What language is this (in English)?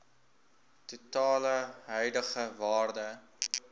Afrikaans